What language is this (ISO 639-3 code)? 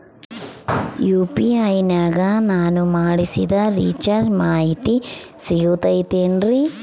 kan